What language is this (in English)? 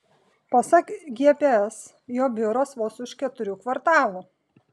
Lithuanian